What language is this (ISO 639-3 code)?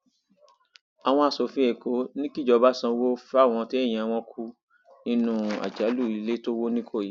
yor